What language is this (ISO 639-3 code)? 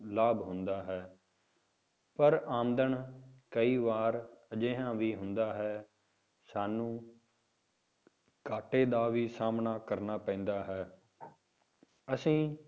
pan